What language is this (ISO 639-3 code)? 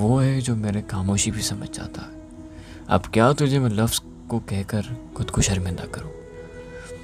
hin